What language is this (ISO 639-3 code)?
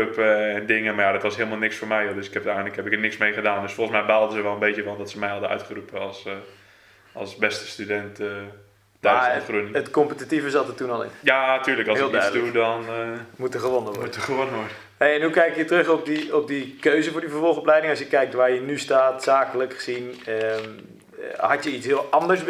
nld